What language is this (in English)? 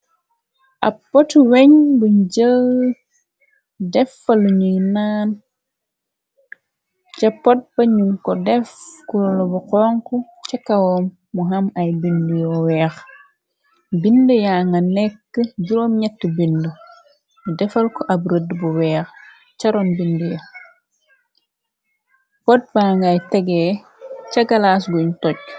Wolof